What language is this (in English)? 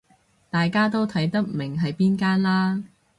Cantonese